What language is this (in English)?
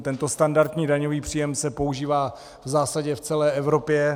Czech